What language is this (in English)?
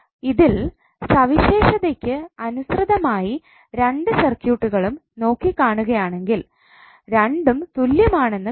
Malayalam